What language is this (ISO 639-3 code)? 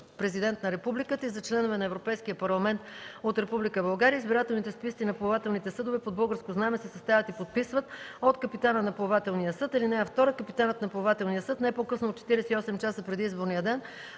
bul